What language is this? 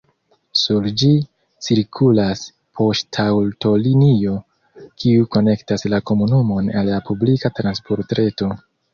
Esperanto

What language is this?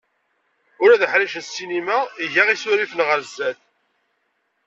Kabyle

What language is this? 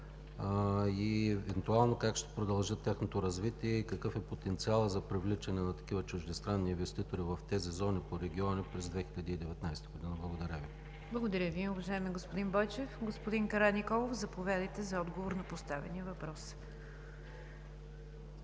Bulgarian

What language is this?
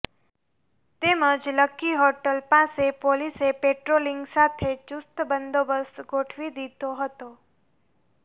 Gujarati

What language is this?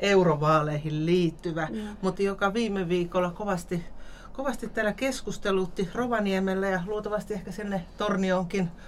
Finnish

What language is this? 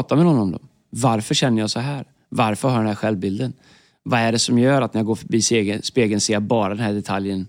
Swedish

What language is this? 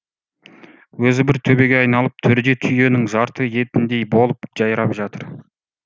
Kazakh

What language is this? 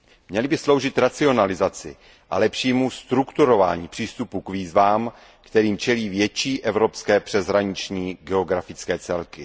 Czech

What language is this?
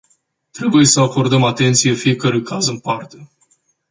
Romanian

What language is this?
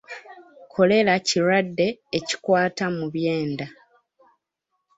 Ganda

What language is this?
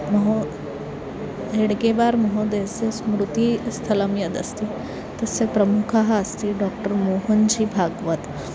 Sanskrit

